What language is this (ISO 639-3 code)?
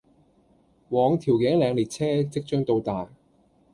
yue